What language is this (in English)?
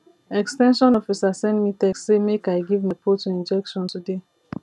Nigerian Pidgin